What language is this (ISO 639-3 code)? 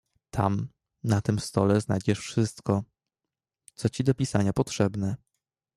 pol